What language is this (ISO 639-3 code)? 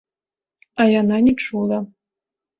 bel